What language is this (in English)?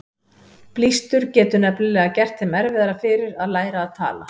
Icelandic